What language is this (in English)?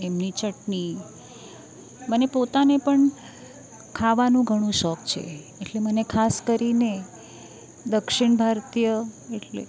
Gujarati